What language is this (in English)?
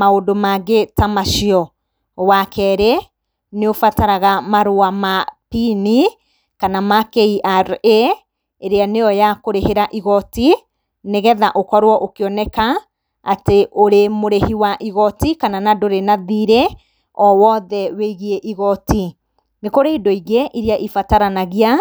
Kikuyu